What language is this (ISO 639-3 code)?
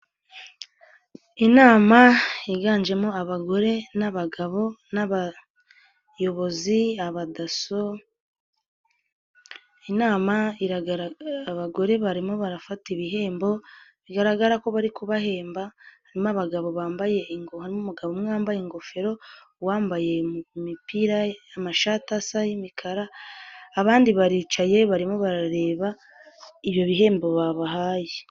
kin